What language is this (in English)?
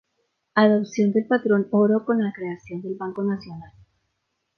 Spanish